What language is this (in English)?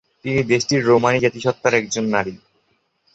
Bangla